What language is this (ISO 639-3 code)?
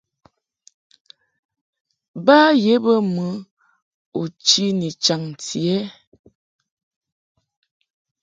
mhk